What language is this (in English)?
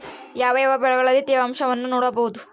Kannada